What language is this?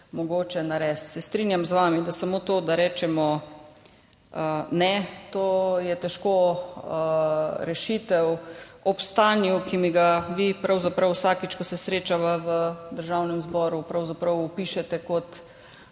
Slovenian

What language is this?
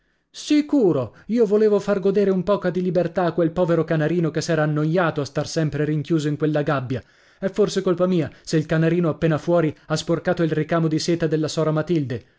Italian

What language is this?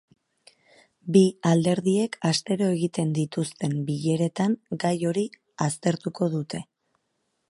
Basque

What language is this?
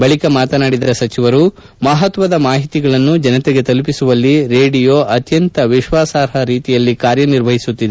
Kannada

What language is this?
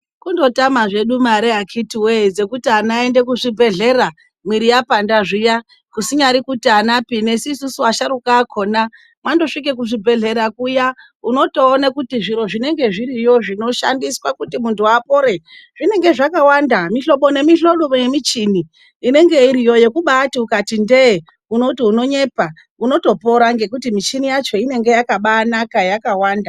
Ndau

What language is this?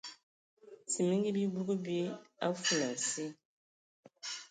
Ewondo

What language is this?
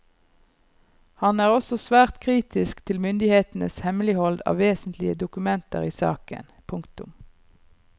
Norwegian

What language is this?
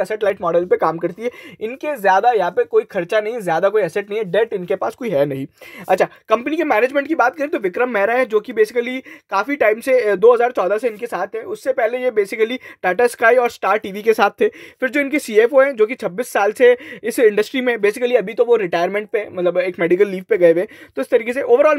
Hindi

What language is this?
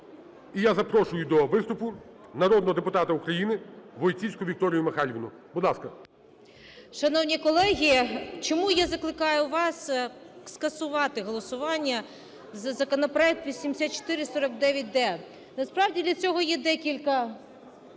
Ukrainian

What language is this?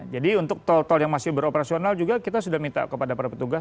Indonesian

